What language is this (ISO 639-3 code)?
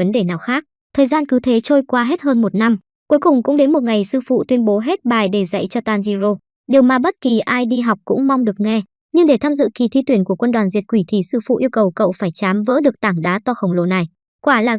vie